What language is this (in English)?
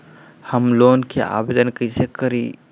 Magahi